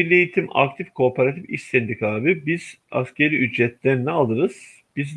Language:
Turkish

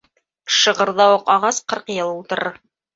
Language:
Bashkir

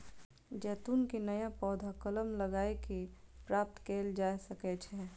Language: Maithili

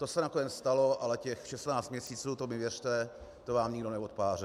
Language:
Czech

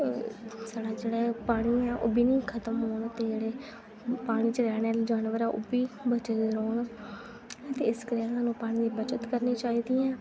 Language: Dogri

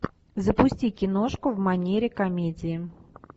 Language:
Russian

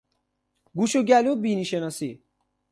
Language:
Persian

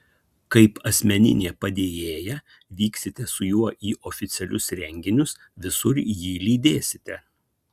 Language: Lithuanian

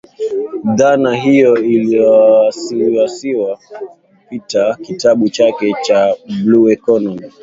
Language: Swahili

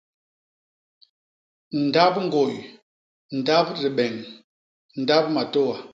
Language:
Basaa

